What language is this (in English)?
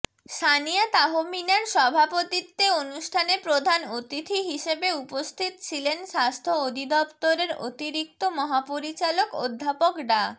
Bangla